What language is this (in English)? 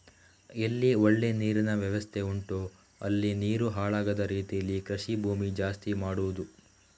Kannada